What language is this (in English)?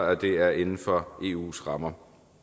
Danish